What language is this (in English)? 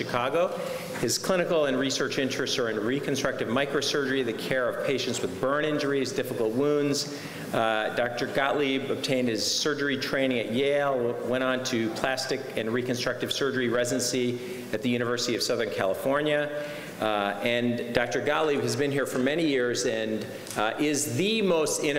English